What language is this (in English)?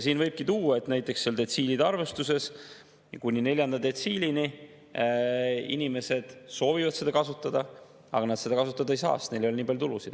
Estonian